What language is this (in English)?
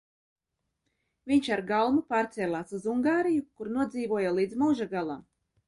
Latvian